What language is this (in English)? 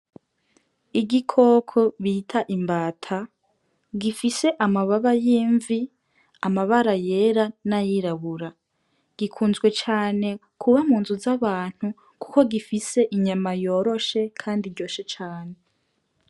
Rundi